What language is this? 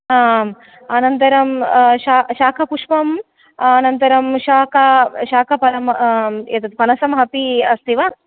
Sanskrit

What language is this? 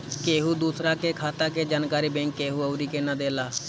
Bhojpuri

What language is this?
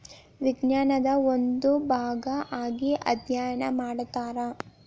Kannada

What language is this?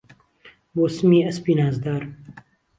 Central Kurdish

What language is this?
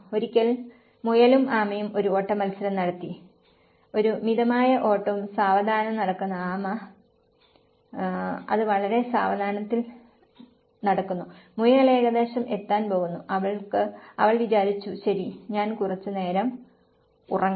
Malayalam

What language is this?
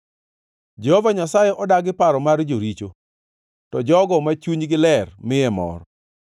Luo (Kenya and Tanzania)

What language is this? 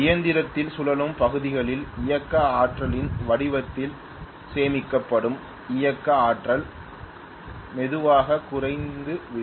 Tamil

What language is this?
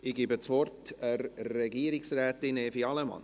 Swiss German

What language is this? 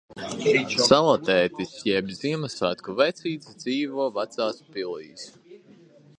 Latvian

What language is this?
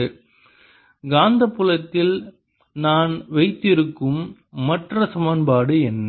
Tamil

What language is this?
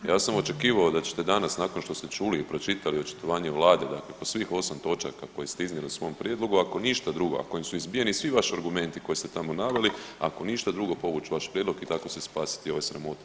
Croatian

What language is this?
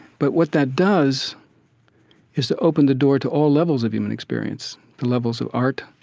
English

